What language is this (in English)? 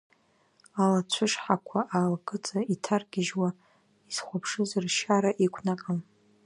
Abkhazian